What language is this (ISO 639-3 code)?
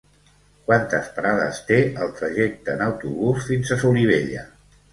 cat